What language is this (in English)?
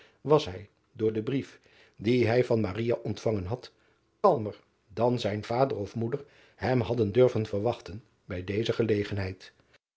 Dutch